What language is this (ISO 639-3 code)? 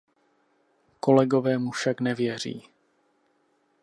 ces